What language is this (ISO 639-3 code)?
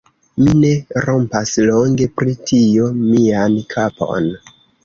epo